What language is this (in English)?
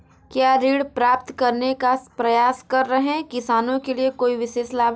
Hindi